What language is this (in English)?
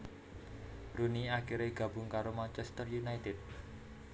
Javanese